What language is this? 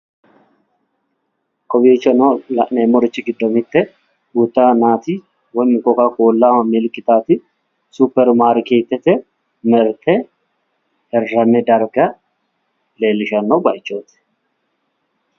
Sidamo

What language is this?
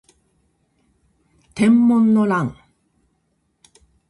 Japanese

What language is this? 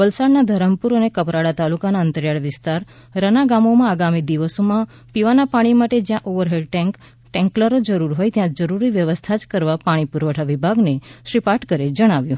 Gujarati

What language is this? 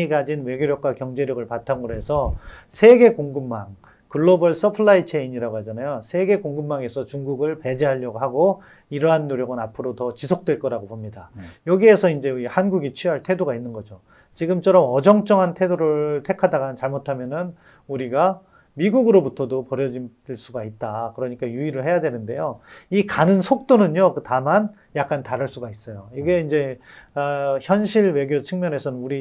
Korean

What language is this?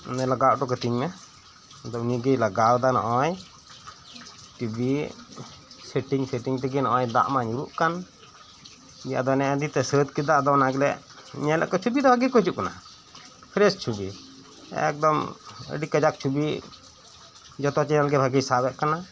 Santali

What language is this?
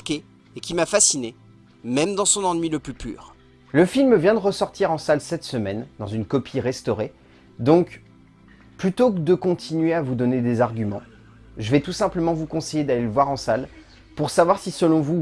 French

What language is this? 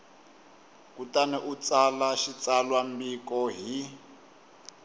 Tsonga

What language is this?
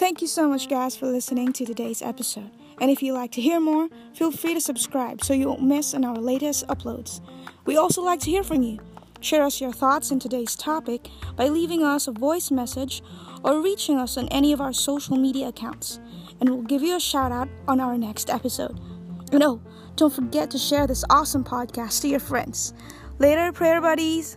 Filipino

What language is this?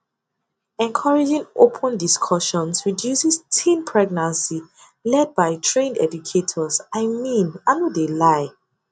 Nigerian Pidgin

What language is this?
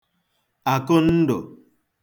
Igbo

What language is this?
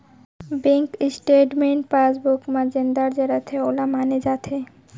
Chhattisgarhi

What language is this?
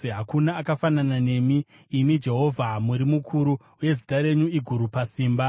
Shona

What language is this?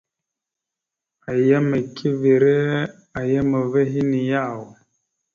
Mada (Cameroon)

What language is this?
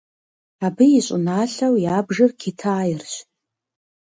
Kabardian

